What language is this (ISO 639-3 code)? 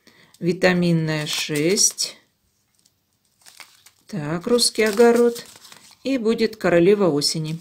rus